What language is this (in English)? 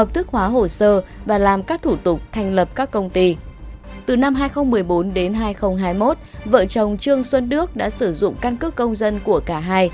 Vietnamese